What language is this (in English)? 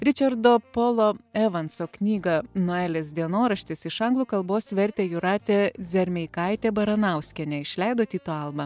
Lithuanian